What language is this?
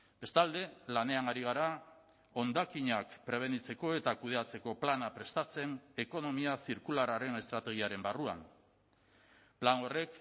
Basque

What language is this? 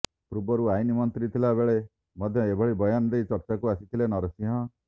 Odia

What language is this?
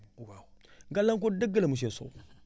Wolof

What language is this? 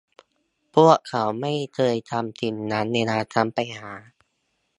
Thai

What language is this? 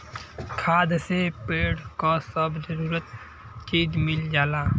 Bhojpuri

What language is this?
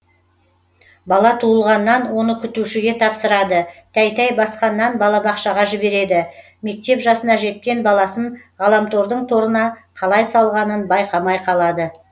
Kazakh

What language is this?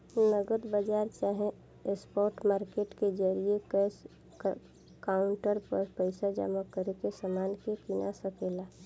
Bhojpuri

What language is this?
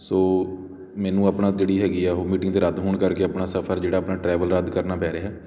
Punjabi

